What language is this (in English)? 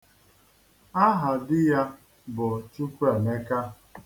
Igbo